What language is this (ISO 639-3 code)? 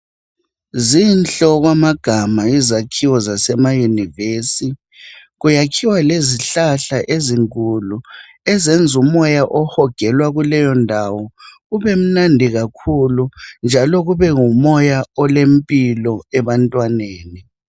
nde